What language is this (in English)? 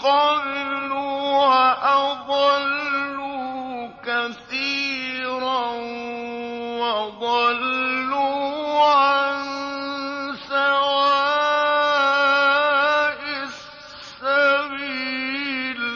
Arabic